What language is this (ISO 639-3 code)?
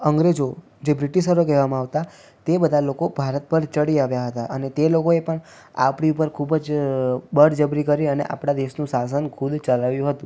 guj